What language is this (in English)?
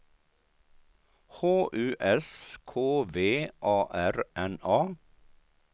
Swedish